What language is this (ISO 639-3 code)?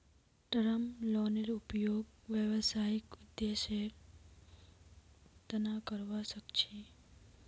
mag